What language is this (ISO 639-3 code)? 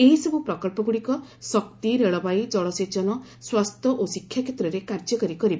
ori